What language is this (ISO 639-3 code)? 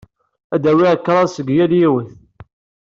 kab